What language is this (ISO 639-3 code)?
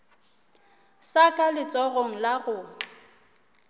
nso